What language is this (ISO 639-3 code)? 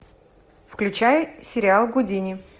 rus